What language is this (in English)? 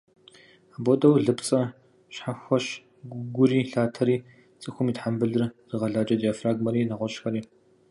Kabardian